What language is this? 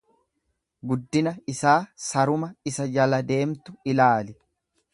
Oromo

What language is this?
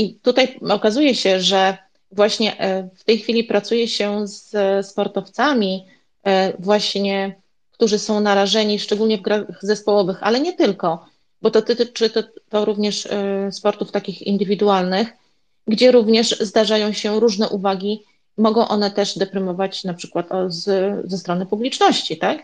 Polish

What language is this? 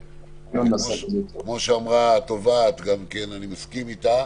Hebrew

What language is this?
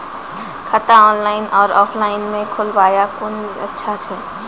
Maithili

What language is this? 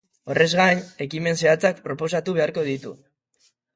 Basque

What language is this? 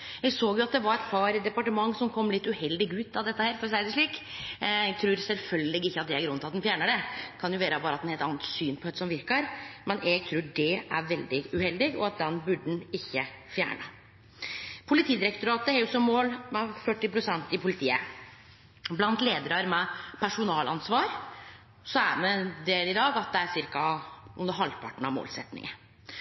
Norwegian Nynorsk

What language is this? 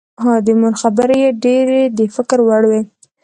Pashto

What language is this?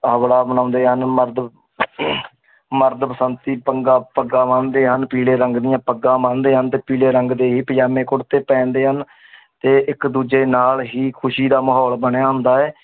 Punjabi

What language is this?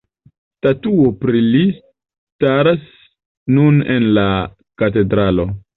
Esperanto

